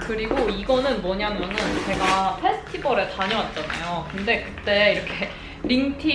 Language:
Korean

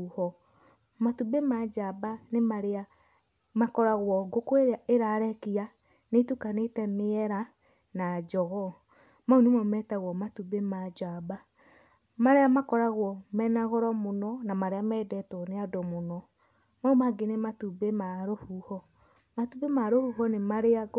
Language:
Kikuyu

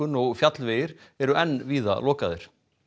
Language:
Icelandic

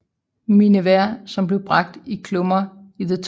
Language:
Danish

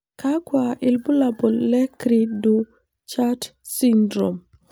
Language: Masai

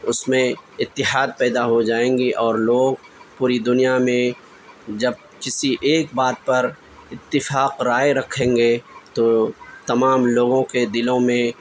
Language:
Urdu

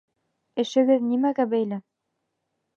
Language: Bashkir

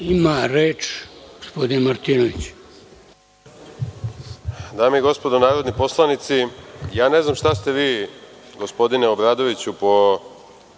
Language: Serbian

